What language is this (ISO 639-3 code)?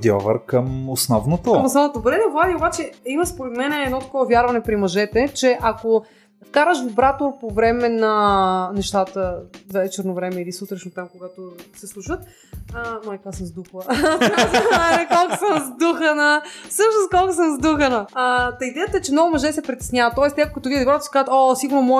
bul